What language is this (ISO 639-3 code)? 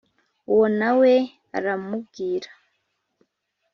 kin